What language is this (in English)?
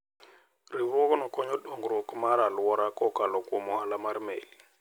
Luo (Kenya and Tanzania)